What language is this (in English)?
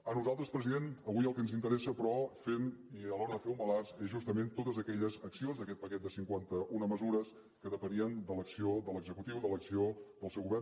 Catalan